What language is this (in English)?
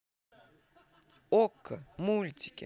Russian